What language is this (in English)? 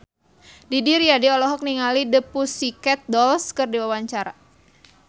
Sundanese